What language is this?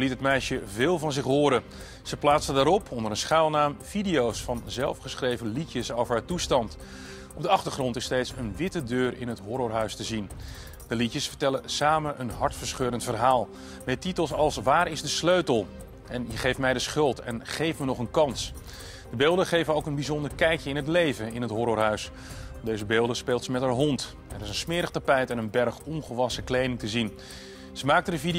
Dutch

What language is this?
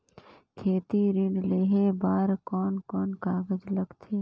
Chhattisgarhi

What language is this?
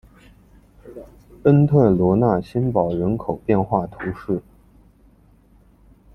Chinese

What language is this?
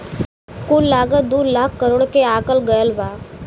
Bhojpuri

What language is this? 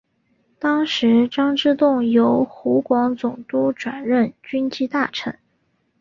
Chinese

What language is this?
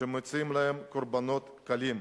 Hebrew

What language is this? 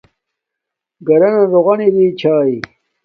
Domaaki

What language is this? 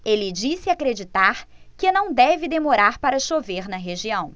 Portuguese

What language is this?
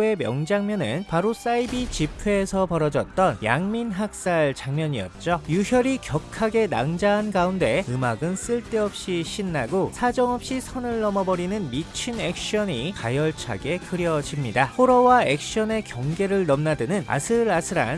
Korean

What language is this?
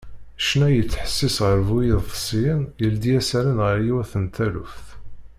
Kabyle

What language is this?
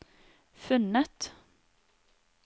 Norwegian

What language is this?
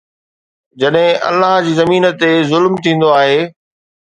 Sindhi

